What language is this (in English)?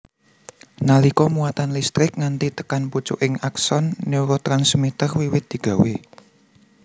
Javanese